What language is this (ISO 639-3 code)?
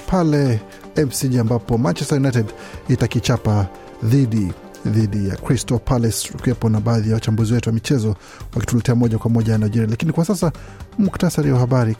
swa